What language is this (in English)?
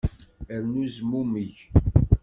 Kabyle